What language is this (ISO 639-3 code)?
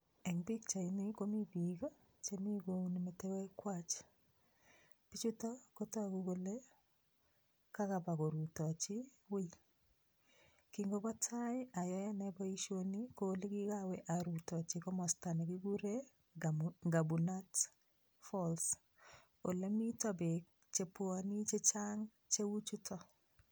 kln